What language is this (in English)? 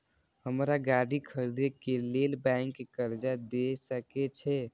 Maithili